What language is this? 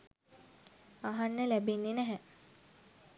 Sinhala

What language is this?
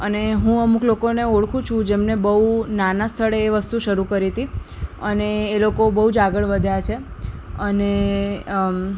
Gujarati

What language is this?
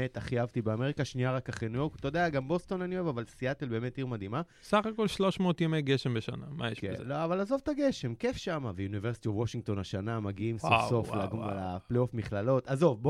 Hebrew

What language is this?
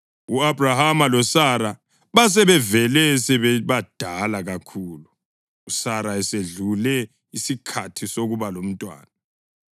North Ndebele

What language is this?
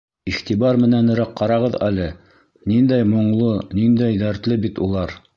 Bashkir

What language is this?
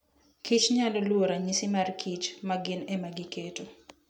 Luo (Kenya and Tanzania)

